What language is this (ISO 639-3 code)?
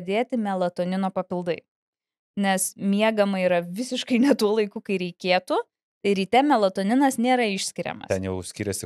lit